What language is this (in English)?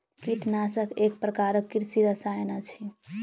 Maithili